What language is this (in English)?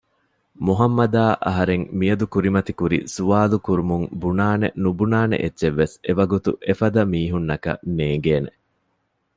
Divehi